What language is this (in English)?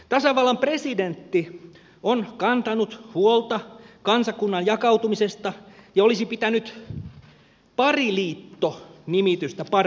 Finnish